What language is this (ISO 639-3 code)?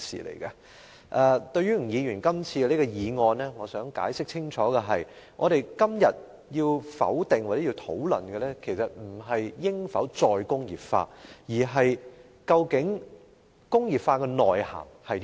yue